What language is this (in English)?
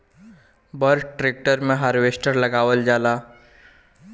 Bhojpuri